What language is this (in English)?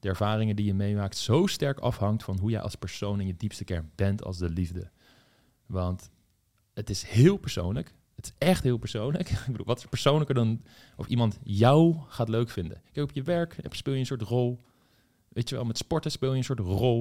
Dutch